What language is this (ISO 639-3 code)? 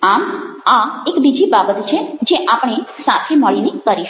guj